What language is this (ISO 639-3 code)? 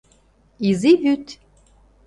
chm